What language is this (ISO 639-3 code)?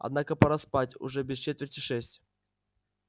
rus